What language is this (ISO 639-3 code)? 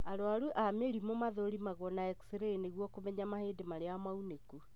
kik